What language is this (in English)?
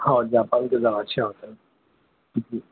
Urdu